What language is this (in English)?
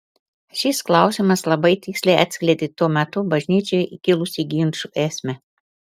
Lithuanian